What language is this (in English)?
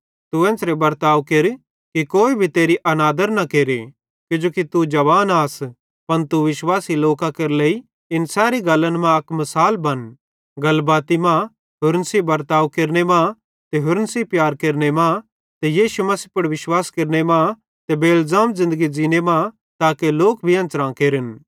Bhadrawahi